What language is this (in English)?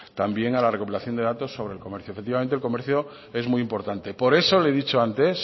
Spanish